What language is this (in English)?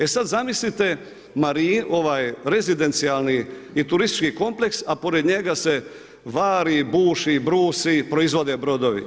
Croatian